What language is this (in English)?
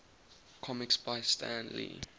English